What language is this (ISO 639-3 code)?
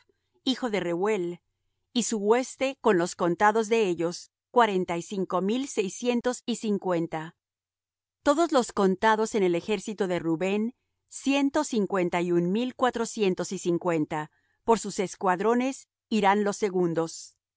spa